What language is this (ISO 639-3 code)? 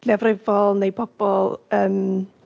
cym